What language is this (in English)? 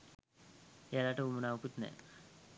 Sinhala